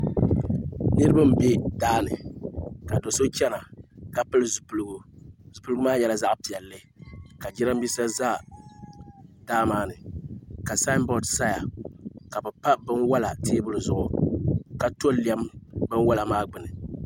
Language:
Dagbani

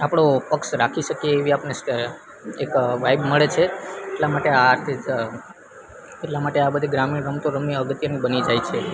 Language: Gujarati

